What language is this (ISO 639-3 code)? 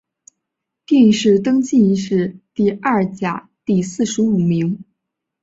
zho